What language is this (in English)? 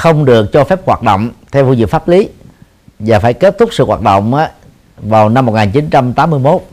Vietnamese